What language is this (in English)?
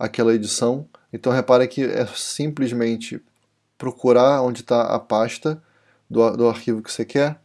Portuguese